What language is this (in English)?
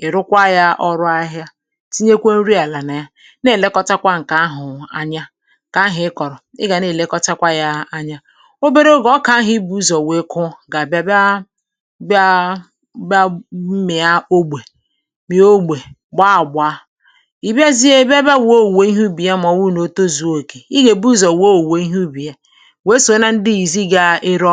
Igbo